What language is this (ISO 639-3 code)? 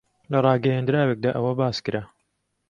ckb